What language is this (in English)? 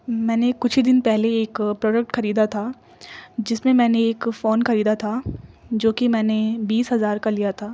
Urdu